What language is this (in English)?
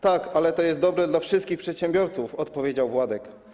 Polish